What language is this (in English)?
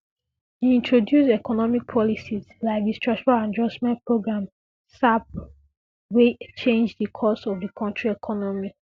Nigerian Pidgin